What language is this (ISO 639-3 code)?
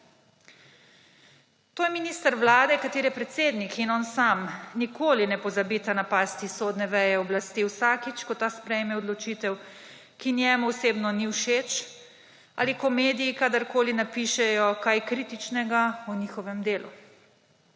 slv